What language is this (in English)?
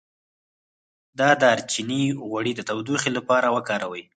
Pashto